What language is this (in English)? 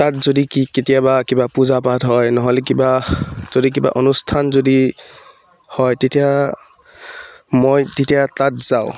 Assamese